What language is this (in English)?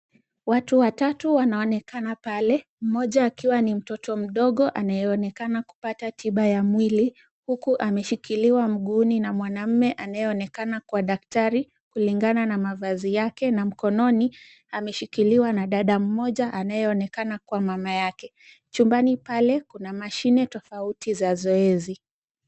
Swahili